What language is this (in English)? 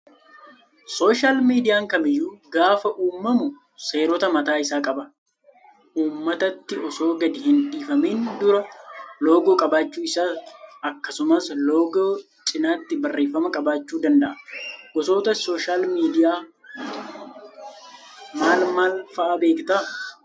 Oromo